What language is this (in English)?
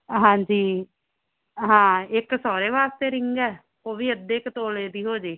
Punjabi